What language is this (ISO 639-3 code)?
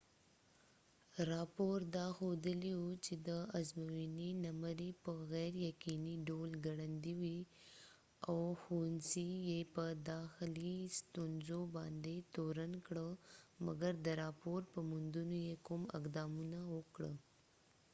pus